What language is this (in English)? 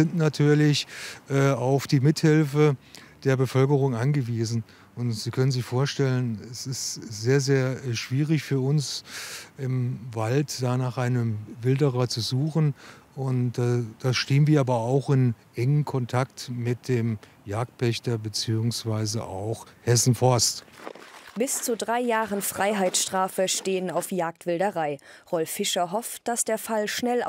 German